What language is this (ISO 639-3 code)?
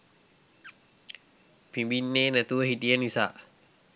sin